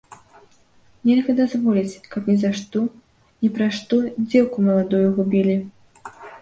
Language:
Belarusian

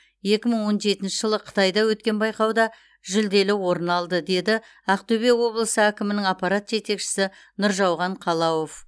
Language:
Kazakh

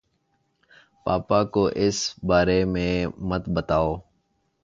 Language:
Urdu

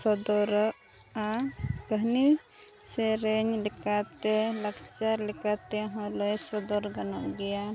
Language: Santali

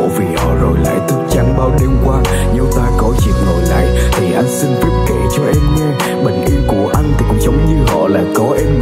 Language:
Vietnamese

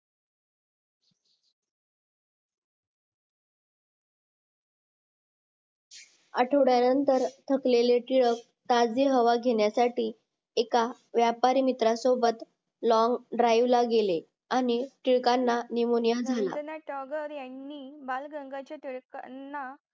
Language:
Marathi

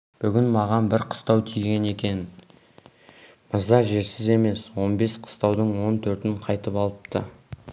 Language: Kazakh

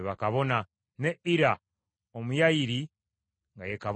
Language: Ganda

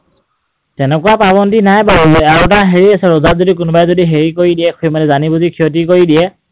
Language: Assamese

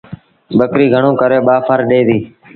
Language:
Sindhi Bhil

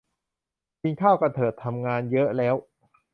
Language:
Thai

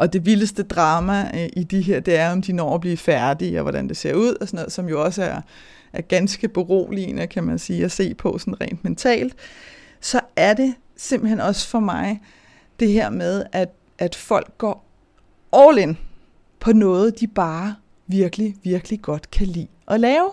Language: Danish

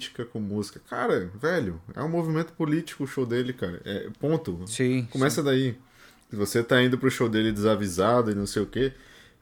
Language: Portuguese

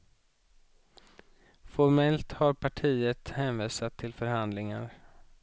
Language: Swedish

